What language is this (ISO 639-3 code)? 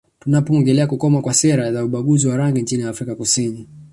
swa